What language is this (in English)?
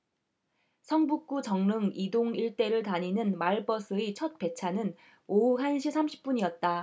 Korean